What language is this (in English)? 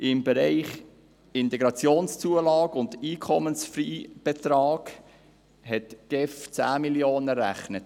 Swiss German